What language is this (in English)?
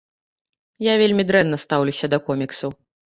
Belarusian